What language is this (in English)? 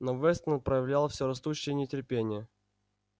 Russian